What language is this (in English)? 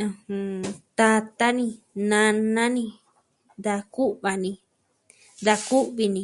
Southwestern Tlaxiaco Mixtec